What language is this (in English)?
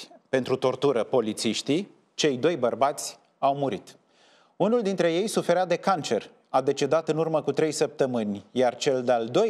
Romanian